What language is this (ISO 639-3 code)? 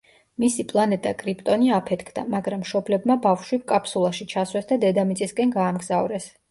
kat